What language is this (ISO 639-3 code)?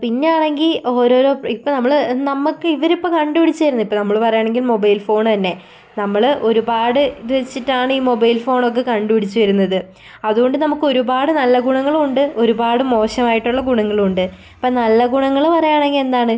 mal